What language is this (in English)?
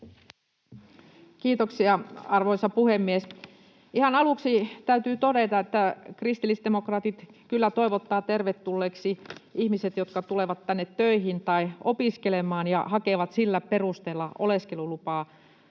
Finnish